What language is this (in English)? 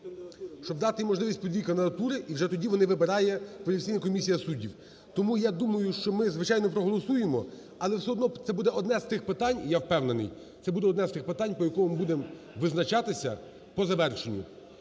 Ukrainian